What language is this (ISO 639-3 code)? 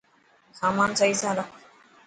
mki